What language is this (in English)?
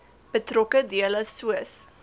Afrikaans